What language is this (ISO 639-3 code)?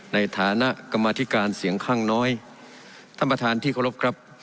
tha